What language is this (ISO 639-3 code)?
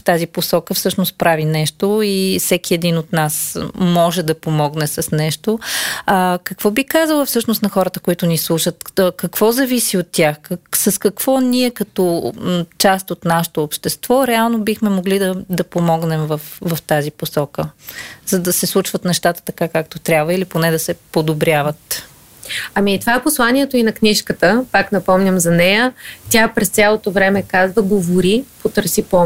bul